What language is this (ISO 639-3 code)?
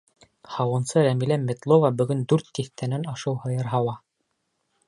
bak